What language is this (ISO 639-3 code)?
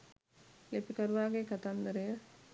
sin